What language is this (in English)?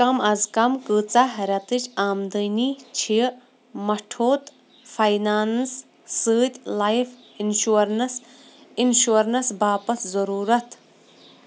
Kashmiri